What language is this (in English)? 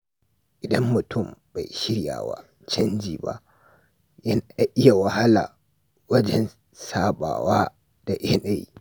Hausa